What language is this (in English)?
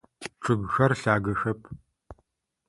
Adyghe